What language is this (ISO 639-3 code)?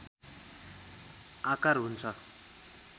nep